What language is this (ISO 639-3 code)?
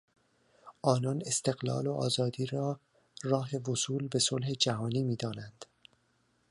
fas